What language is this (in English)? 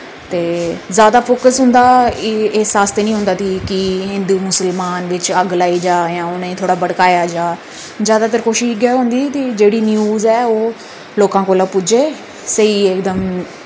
Dogri